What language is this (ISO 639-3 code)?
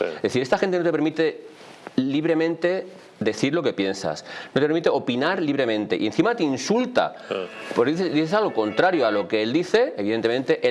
spa